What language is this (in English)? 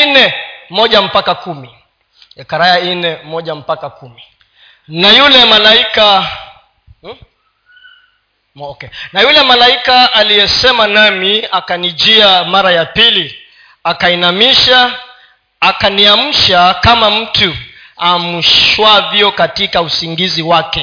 Swahili